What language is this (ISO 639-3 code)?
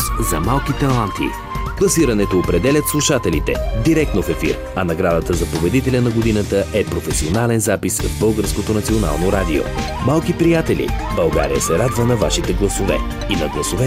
bul